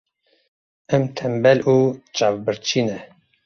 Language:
Kurdish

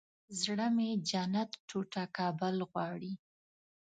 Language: Pashto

